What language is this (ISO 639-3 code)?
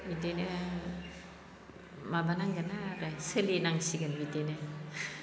brx